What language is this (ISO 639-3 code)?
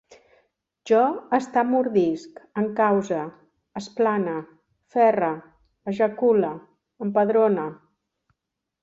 cat